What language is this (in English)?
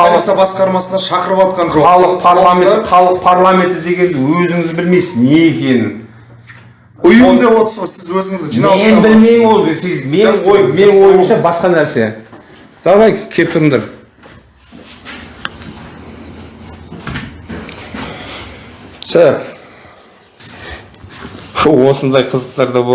Turkish